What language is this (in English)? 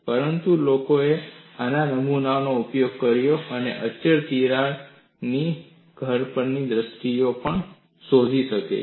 Gujarati